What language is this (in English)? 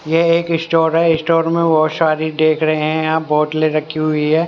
Hindi